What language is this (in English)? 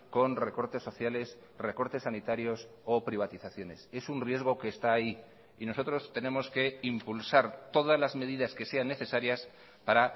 Spanish